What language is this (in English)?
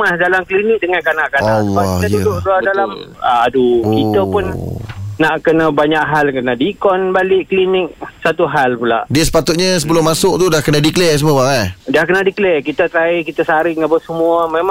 Malay